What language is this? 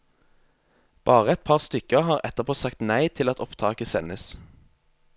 Norwegian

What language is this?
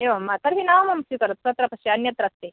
Sanskrit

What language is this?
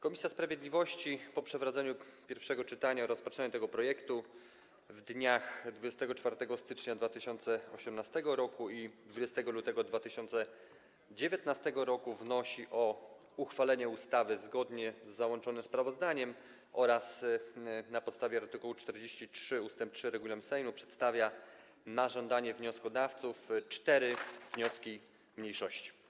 Polish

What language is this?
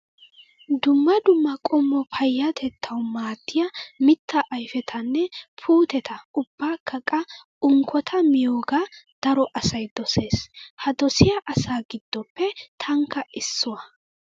Wolaytta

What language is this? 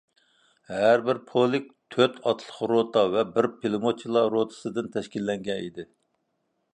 Uyghur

